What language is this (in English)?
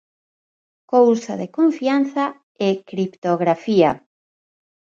Galician